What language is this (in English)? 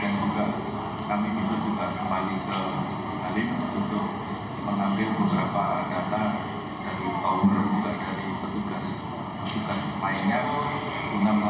Indonesian